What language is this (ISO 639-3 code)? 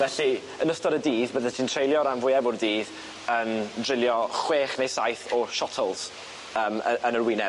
cym